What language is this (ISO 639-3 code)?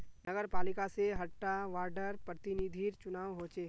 mag